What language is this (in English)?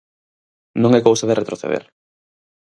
Galician